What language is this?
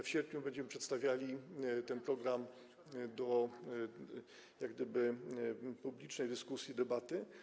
Polish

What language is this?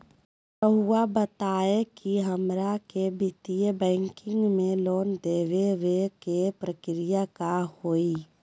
Magahi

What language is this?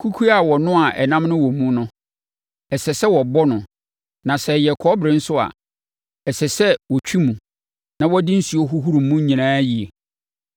Akan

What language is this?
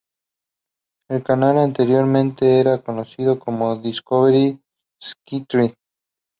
Spanish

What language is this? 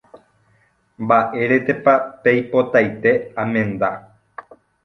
Guarani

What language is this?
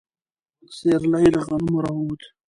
Pashto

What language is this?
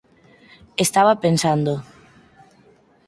Galician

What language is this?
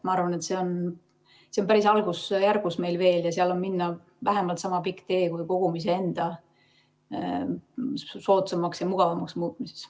Estonian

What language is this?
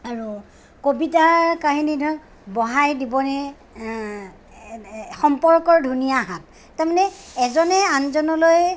Assamese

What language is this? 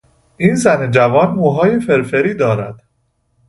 Persian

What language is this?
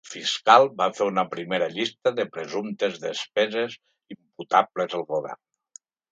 Catalan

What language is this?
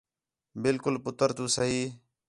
Khetrani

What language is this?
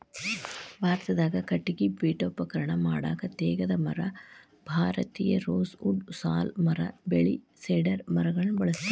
Kannada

